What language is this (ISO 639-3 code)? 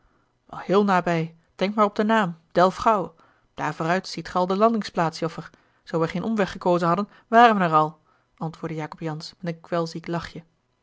nld